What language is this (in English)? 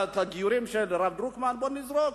Hebrew